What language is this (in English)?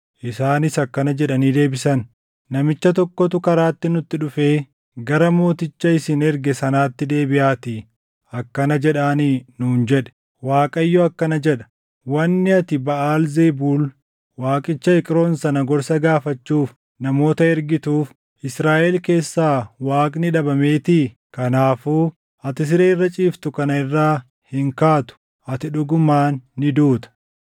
Oromo